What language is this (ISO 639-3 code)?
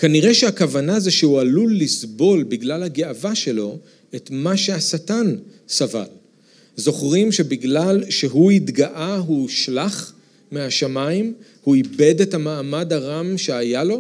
heb